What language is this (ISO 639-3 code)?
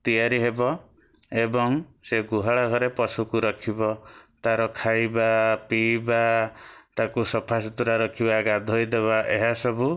ori